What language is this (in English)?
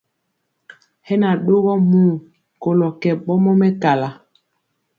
Mpiemo